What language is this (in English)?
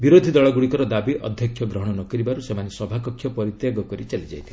Odia